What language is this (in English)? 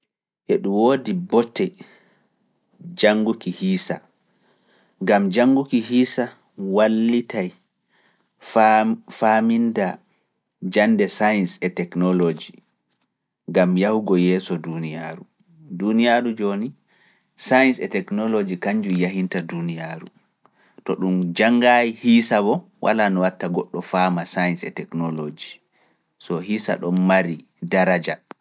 Fula